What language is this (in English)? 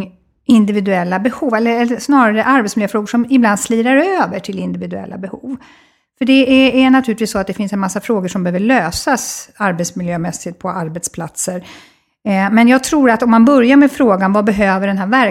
Swedish